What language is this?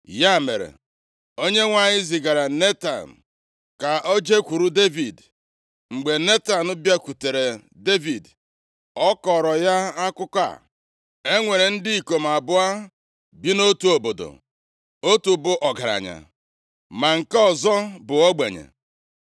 Igbo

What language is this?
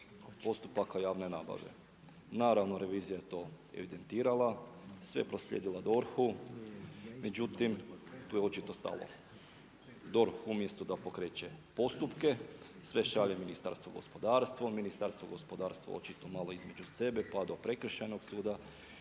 Croatian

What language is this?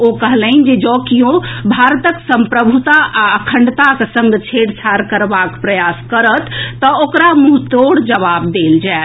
Maithili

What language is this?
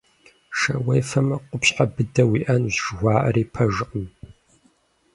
Kabardian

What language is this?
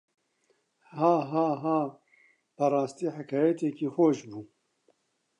Central Kurdish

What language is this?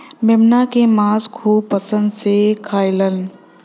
Bhojpuri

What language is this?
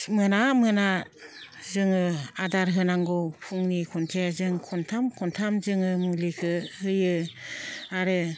Bodo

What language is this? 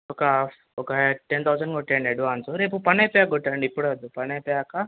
Telugu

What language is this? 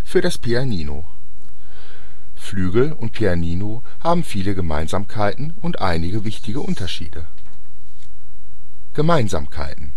German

